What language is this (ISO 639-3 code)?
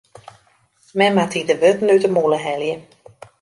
fry